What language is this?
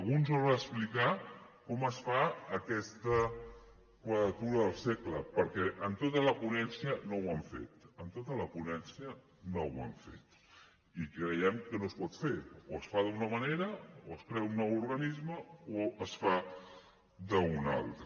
Catalan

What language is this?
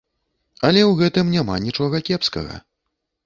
Belarusian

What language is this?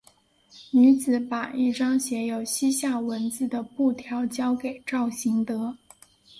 Chinese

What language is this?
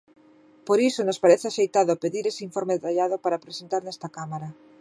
Galician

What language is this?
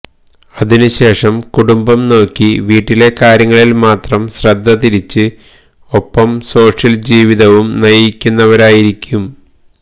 Malayalam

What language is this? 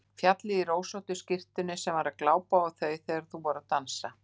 Icelandic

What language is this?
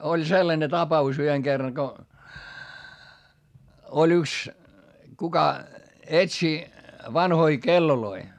Finnish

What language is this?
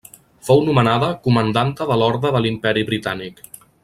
Catalan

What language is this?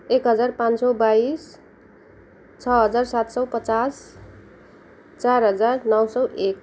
Nepali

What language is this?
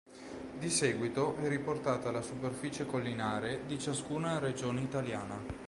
Italian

